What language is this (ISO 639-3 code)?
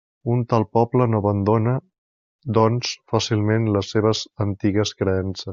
cat